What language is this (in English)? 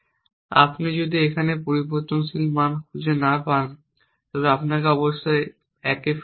Bangla